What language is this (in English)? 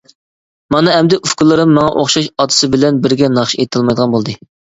Uyghur